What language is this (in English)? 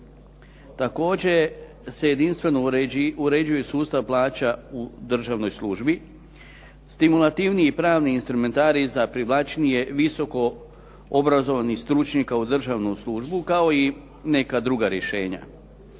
Croatian